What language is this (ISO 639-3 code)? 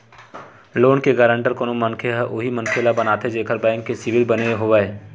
hne